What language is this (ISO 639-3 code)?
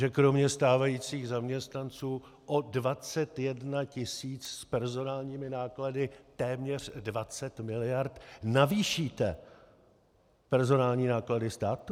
ces